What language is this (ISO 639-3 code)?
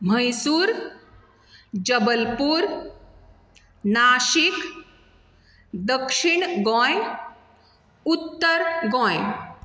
kok